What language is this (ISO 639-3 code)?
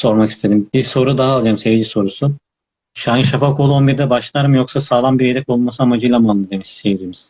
tur